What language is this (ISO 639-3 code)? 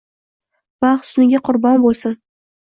uzb